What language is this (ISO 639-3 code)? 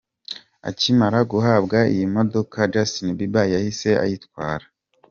kin